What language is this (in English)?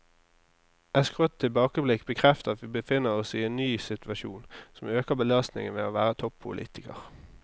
Norwegian